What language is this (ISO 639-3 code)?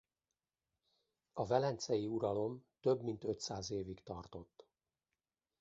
hun